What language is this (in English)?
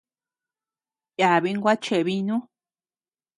Tepeuxila Cuicatec